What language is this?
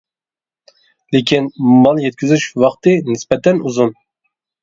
Uyghur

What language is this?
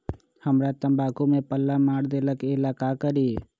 Magahi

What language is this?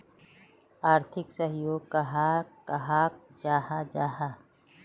Magahi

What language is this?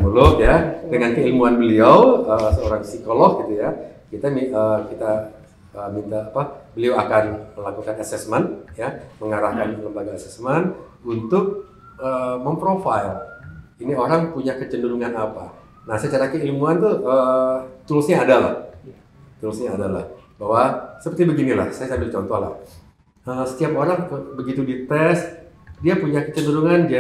Indonesian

